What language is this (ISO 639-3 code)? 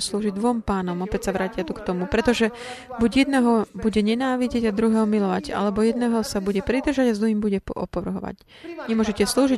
slk